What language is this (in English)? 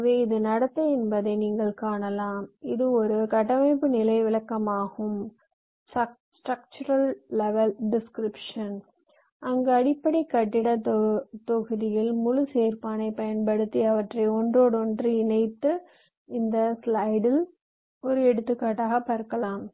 Tamil